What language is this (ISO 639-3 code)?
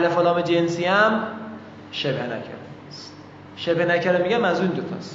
fas